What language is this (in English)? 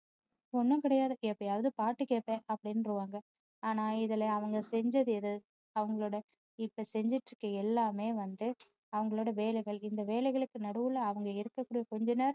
Tamil